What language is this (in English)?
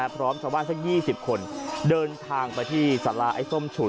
Thai